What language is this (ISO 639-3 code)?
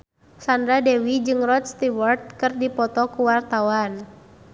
sun